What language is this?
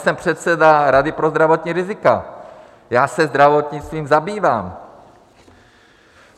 Czech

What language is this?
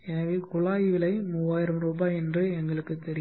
Tamil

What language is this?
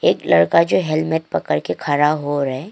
Hindi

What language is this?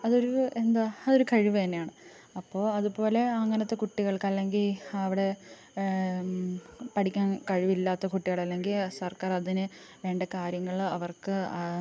Malayalam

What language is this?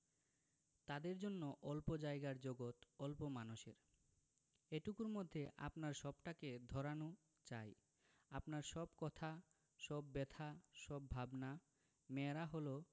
Bangla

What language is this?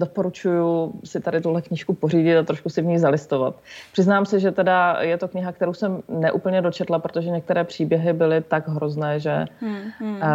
Czech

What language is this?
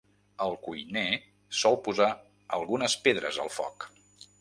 Catalan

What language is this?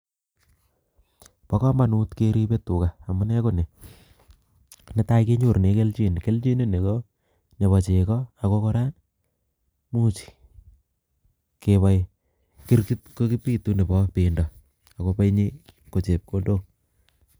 Kalenjin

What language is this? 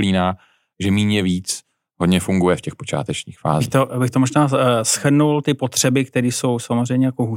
Czech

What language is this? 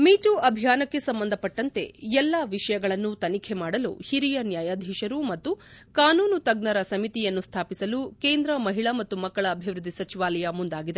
Kannada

